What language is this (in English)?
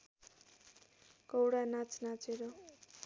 Nepali